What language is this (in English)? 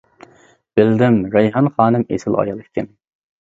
Uyghur